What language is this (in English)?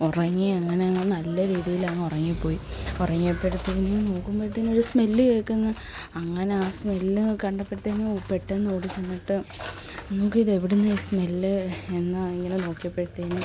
Malayalam